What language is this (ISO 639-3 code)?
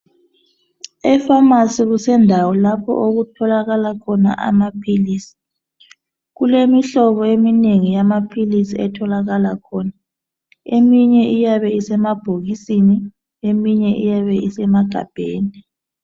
nde